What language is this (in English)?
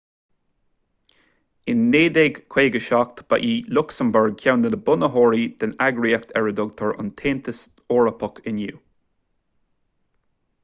Irish